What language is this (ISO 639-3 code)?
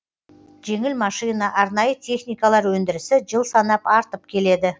kaz